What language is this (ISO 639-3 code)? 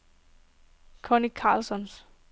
dan